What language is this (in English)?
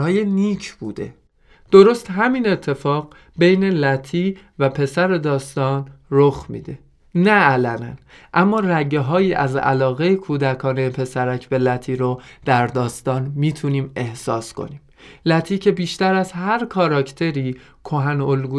Persian